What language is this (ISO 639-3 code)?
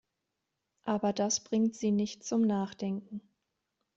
deu